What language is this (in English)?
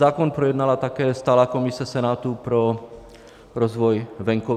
Czech